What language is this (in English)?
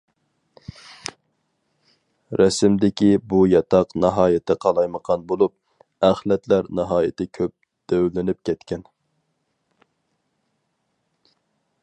Uyghur